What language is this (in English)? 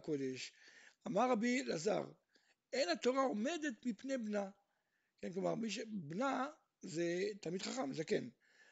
Hebrew